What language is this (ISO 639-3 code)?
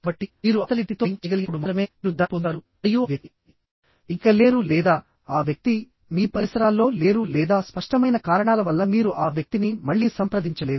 tel